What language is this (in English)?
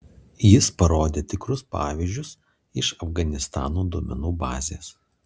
Lithuanian